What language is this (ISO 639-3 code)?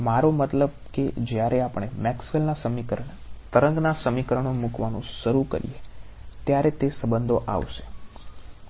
guj